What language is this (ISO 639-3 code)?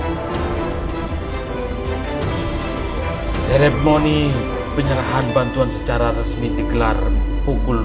ind